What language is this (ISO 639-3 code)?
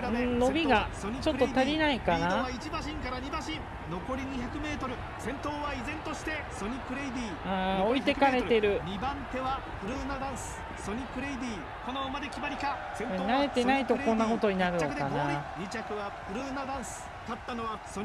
jpn